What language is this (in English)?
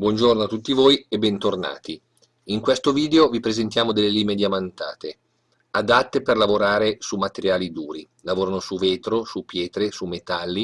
Italian